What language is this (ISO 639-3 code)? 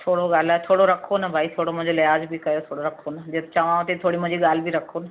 snd